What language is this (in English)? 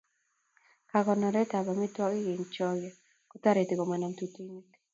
Kalenjin